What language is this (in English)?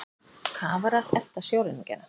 Icelandic